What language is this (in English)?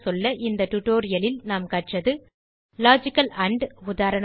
Tamil